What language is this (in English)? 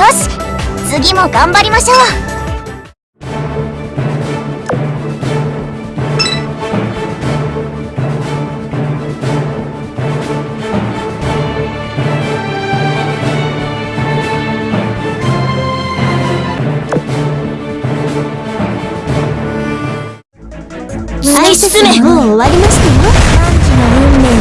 Japanese